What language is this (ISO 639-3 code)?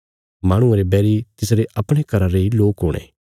kfs